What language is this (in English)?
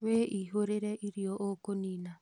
Kikuyu